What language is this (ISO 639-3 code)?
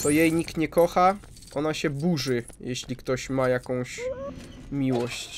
pol